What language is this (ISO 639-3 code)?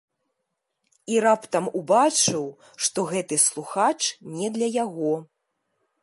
bel